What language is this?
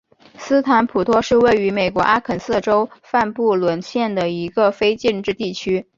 Chinese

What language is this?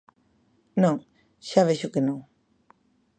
Galician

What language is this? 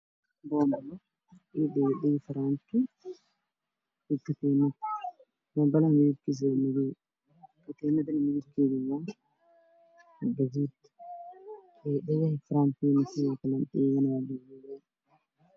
Somali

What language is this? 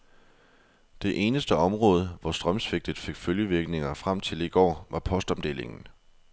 Danish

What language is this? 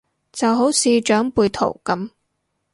Cantonese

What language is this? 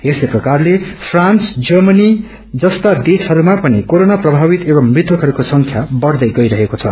Nepali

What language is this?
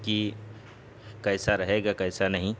Urdu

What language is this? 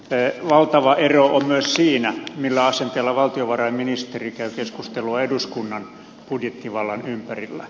Finnish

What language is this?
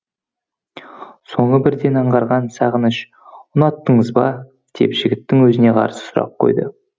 Kazakh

